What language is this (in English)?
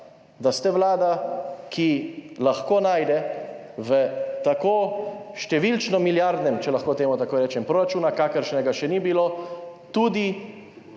Slovenian